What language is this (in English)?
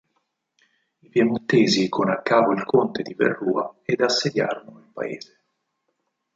Italian